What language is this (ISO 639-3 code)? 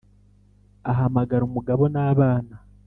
kin